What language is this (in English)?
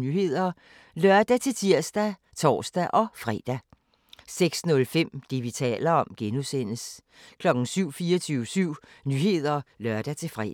Danish